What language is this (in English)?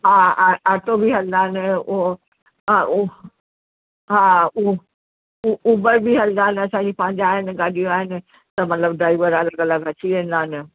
Sindhi